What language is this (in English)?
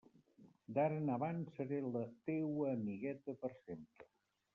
Catalan